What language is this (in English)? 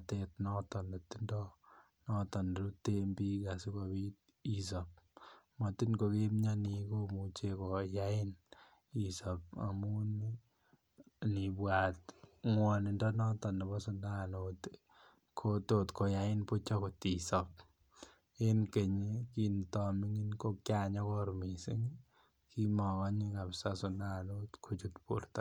Kalenjin